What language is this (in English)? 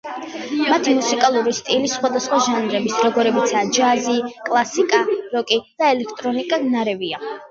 Georgian